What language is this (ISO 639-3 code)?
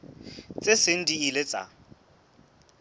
sot